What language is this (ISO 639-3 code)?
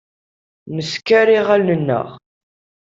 kab